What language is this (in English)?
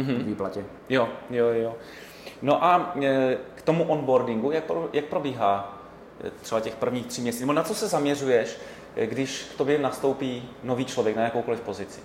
Czech